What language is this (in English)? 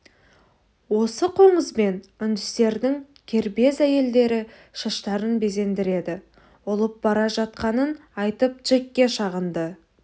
Kazakh